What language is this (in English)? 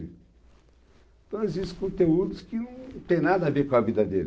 Portuguese